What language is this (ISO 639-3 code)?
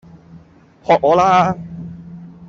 yue